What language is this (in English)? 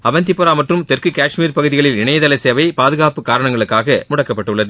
Tamil